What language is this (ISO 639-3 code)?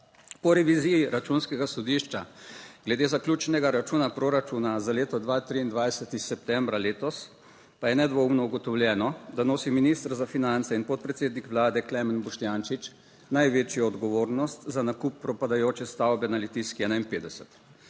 slv